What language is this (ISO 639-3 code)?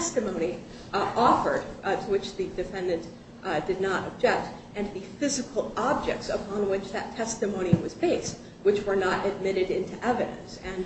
eng